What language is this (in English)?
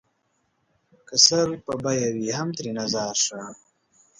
Pashto